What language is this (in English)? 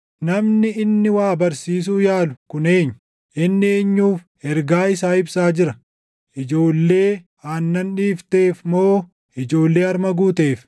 Oromo